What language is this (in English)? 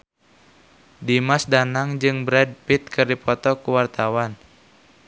Sundanese